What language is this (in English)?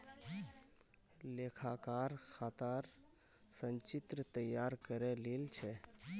Magahi